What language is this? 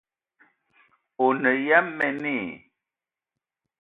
Eton (Cameroon)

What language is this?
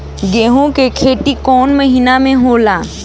Bhojpuri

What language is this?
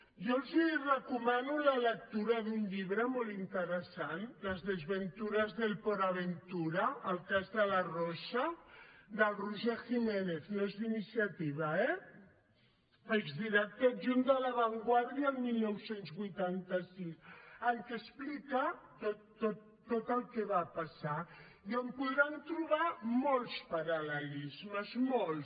Catalan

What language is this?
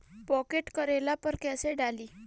Bhojpuri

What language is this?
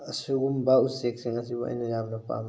Manipuri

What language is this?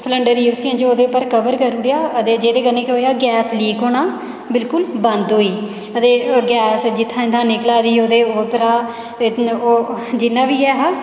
Dogri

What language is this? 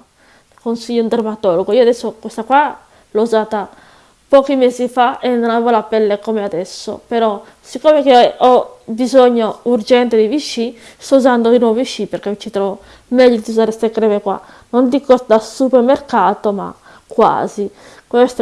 Italian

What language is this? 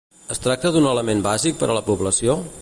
Catalan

